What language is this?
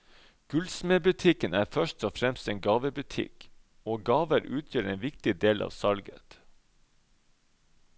Norwegian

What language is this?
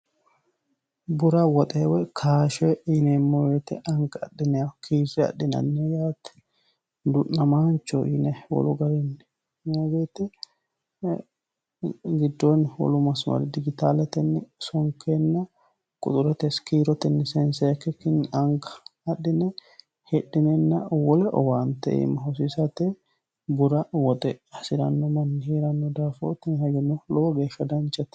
Sidamo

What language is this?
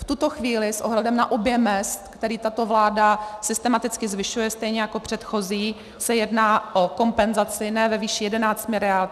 Czech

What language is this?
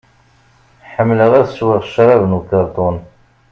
Kabyle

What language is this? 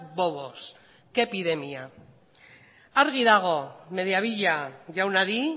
Basque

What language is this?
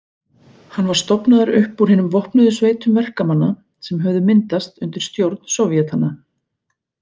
Icelandic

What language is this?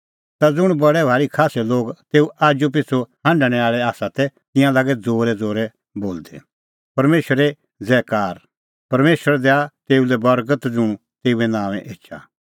Kullu Pahari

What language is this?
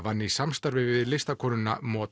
Icelandic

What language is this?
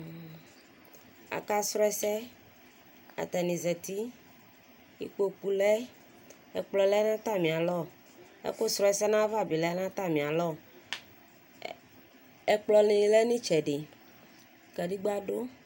Ikposo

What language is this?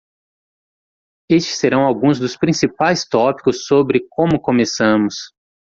Portuguese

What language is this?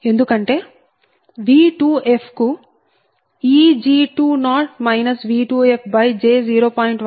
Telugu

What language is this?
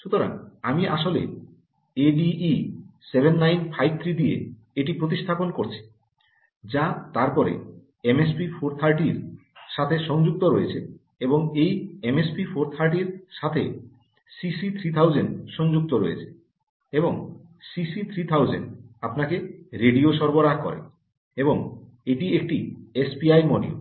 Bangla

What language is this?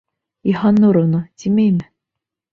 Bashkir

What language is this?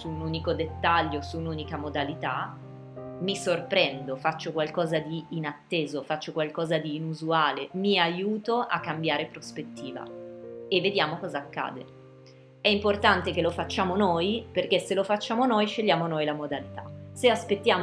Italian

